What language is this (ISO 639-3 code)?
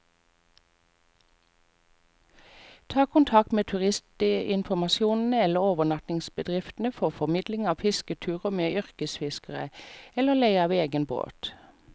nor